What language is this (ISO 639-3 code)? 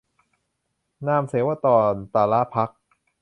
tha